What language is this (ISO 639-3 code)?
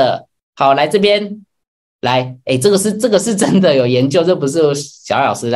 zho